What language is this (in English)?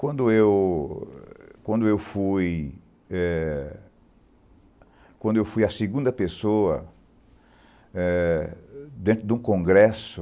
Portuguese